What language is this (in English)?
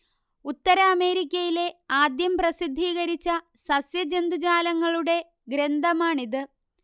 Malayalam